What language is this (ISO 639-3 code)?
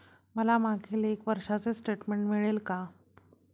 mar